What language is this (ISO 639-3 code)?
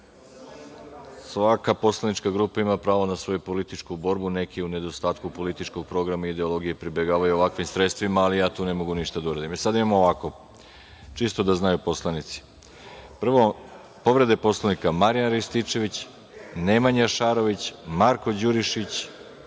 srp